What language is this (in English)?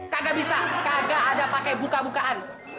Indonesian